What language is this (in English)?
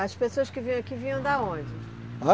Portuguese